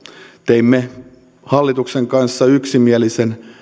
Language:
Finnish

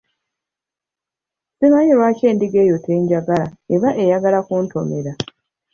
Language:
Ganda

